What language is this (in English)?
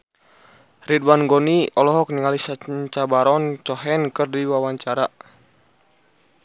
Sundanese